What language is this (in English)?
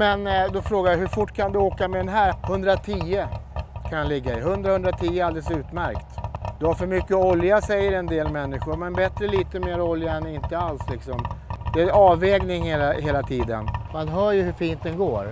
Swedish